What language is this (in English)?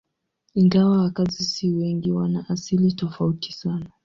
Swahili